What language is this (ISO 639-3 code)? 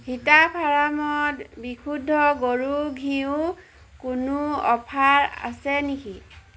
asm